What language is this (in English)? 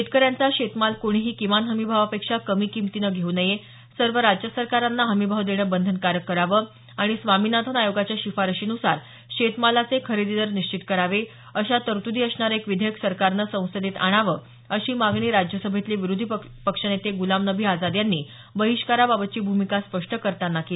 Marathi